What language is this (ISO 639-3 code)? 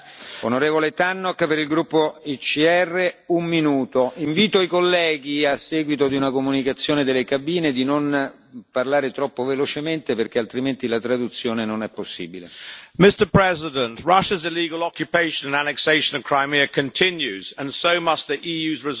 eng